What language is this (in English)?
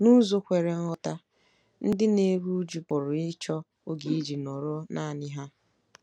Igbo